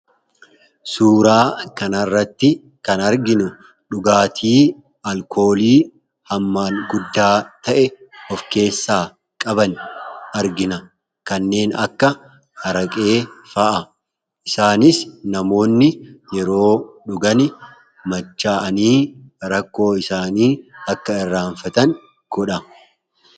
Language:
Oromo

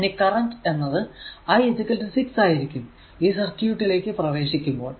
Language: Malayalam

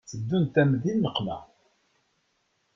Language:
Kabyle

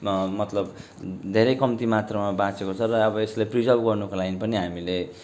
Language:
Nepali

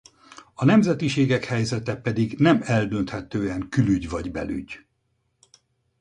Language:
Hungarian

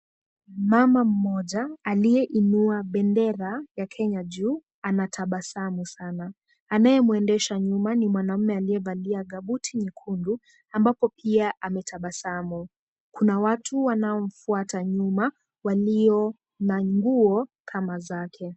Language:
Swahili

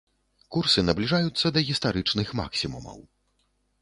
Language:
Belarusian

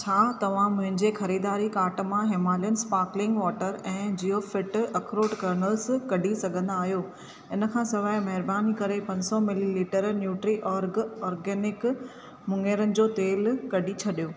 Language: Sindhi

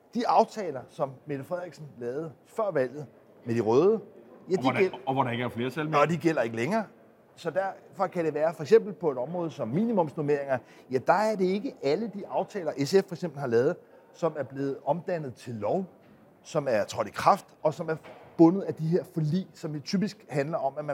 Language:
Danish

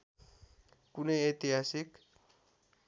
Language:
Nepali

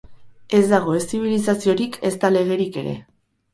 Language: Basque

